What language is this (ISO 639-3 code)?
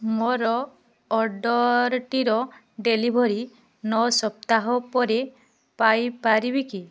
ori